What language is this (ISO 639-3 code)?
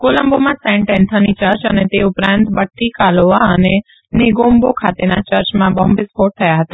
guj